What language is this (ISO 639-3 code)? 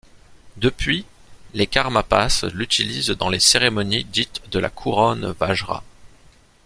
fra